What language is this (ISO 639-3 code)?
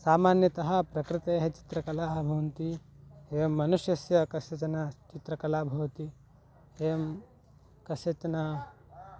san